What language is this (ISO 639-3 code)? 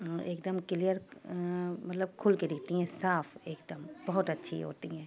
urd